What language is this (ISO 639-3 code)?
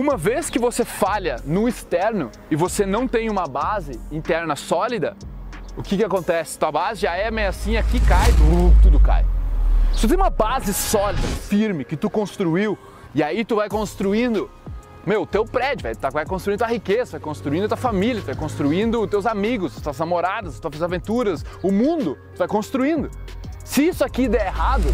por